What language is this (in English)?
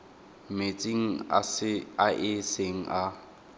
Tswana